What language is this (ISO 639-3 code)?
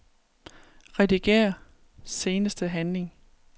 dan